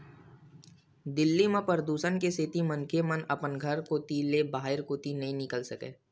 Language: Chhattisgarhi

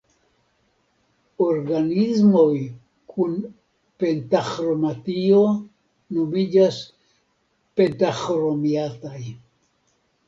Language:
Esperanto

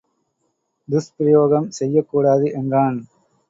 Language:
Tamil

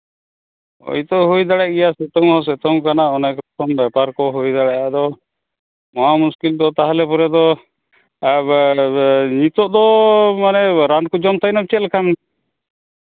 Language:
Santali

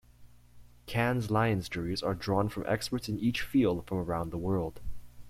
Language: English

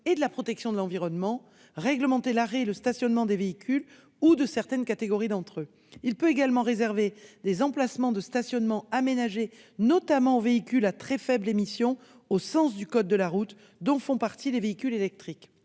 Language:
French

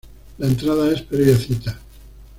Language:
Spanish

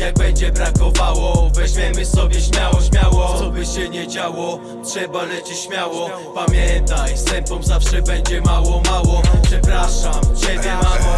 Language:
Polish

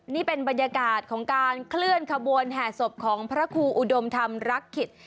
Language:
Thai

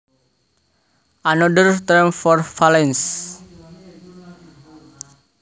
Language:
Javanese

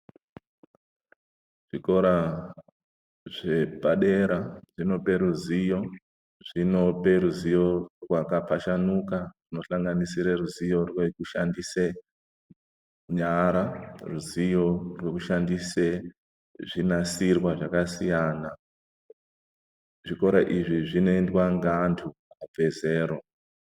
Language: Ndau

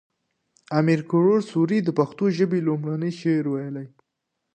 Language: Pashto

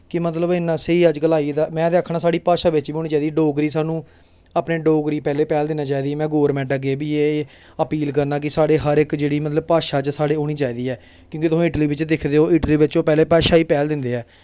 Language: Dogri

